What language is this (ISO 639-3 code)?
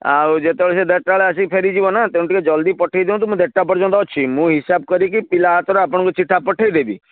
ori